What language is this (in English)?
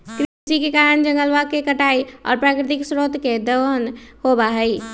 Magahi